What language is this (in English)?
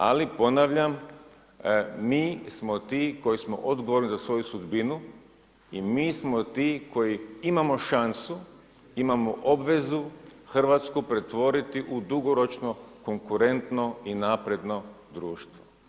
Croatian